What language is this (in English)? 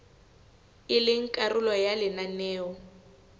Southern Sotho